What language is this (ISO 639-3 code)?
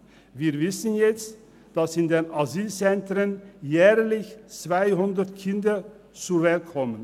gsw